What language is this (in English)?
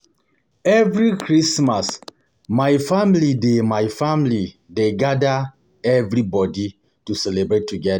Nigerian Pidgin